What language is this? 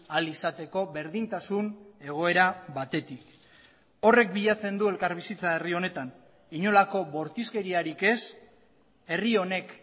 Basque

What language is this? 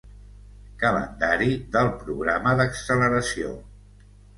Catalan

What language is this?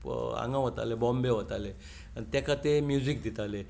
Konkani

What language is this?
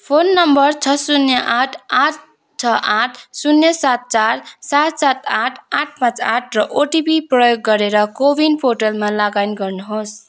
Nepali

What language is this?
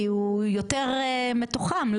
Hebrew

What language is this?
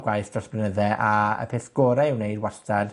Welsh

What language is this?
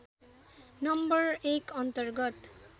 Nepali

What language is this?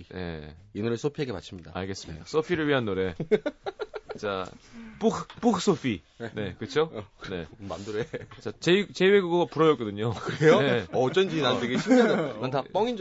Korean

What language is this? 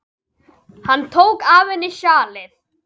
Icelandic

